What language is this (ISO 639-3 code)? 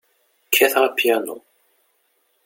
kab